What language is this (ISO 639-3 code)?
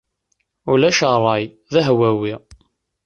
kab